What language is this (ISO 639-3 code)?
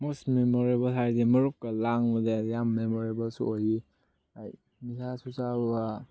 mni